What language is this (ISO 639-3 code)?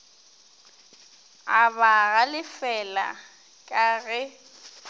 nso